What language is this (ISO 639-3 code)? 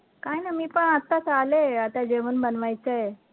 mar